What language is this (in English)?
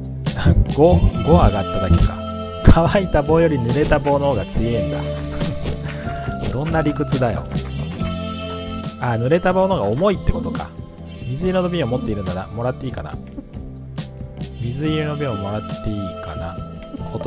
Japanese